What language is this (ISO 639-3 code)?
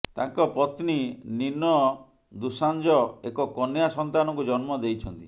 ori